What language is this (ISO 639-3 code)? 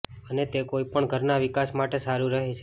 guj